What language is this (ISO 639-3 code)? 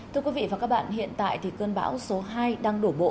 vie